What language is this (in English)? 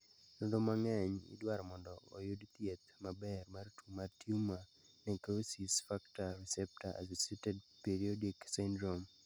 Luo (Kenya and Tanzania)